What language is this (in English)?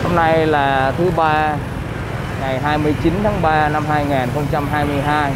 Vietnamese